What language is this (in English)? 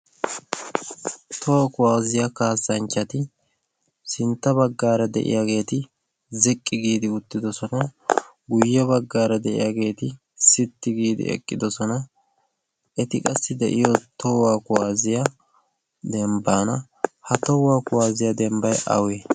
Wolaytta